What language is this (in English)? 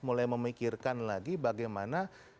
Indonesian